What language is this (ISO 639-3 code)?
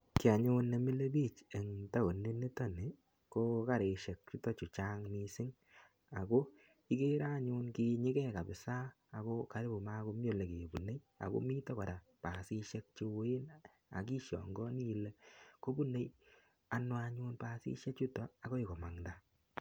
kln